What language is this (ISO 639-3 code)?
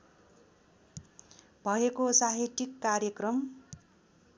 nep